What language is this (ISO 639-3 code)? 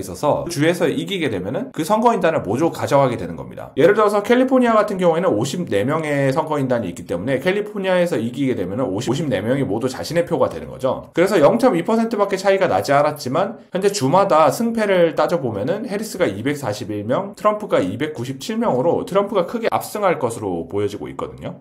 kor